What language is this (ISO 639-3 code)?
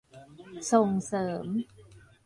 tha